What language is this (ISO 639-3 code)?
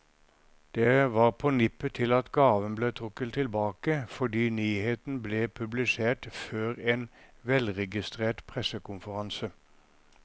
nor